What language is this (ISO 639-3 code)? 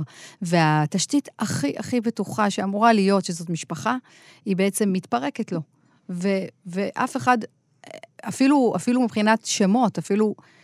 heb